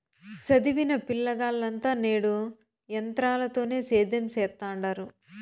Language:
Telugu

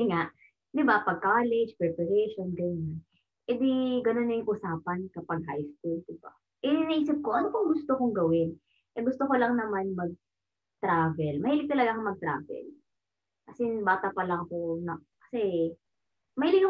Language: Filipino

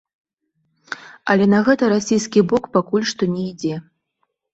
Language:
Belarusian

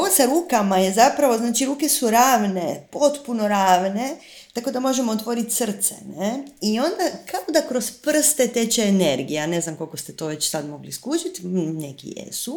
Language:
Croatian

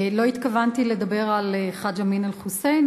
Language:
Hebrew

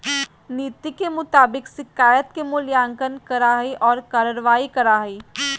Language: Magahi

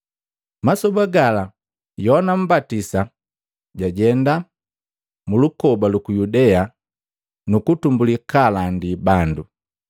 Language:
Matengo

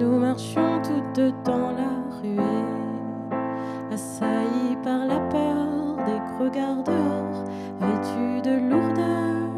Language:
French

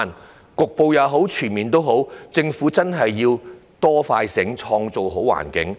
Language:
Cantonese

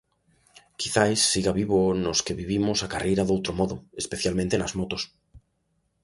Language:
Galician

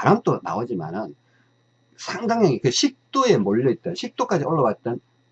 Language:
Korean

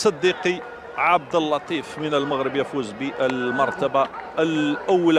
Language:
Arabic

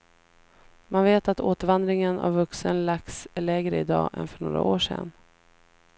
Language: Swedish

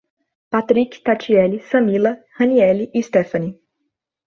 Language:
Portuguese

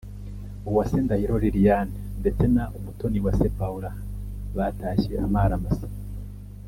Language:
Kinyarwanda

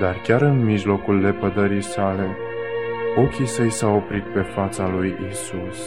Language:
Romanian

